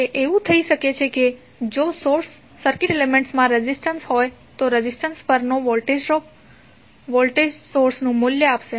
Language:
Gujarati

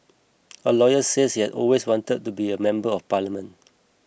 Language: English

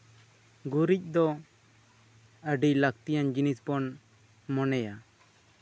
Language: Santali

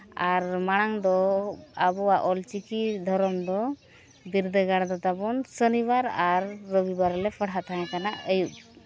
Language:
Santali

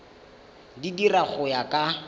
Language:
Tswana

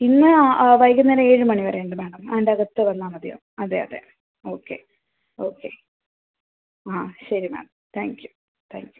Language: Malayalam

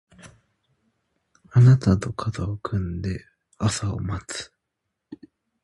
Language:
Japanese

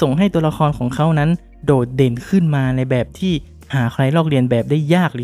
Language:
Thai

